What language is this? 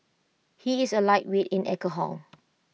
English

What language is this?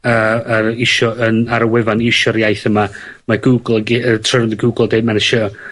Welsh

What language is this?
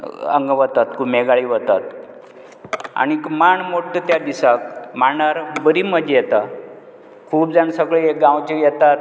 Konkani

